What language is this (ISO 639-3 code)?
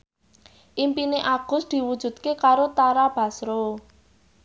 jav